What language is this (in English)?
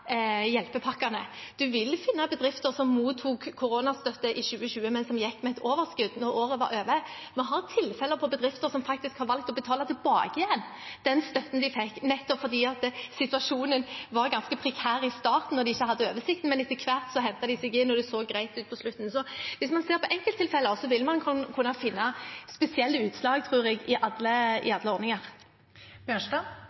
Norwegian